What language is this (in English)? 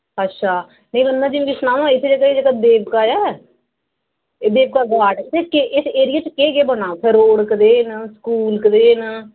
Dogri